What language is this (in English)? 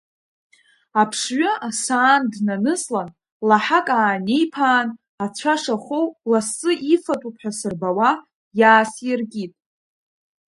Abkhazian